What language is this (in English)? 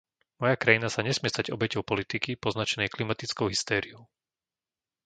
Slovak